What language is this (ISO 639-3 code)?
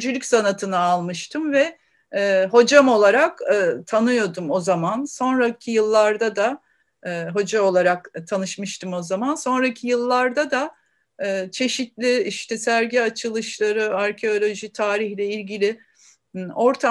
tur